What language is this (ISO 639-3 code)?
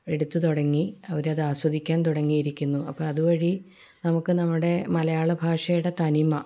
mal